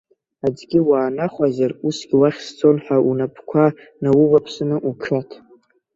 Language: Abkhazian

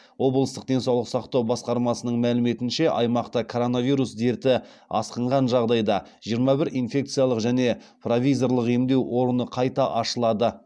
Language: Kazakh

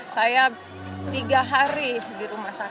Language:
Indonesian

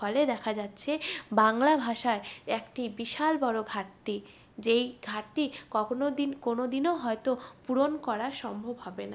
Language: Bangla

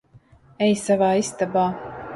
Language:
Latvian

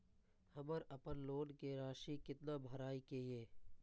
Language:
Maithili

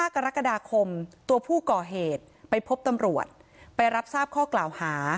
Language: Thai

